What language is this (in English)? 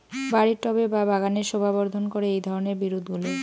Bangla